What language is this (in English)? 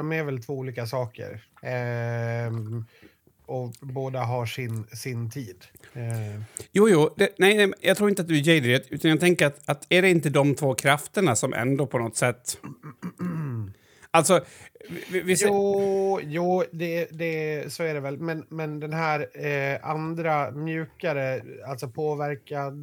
Swedish